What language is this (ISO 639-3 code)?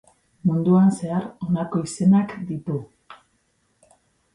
eus